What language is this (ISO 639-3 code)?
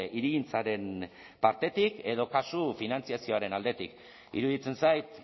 eus